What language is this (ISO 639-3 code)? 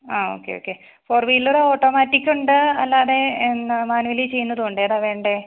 mal